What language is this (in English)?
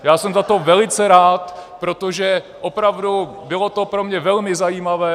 Czech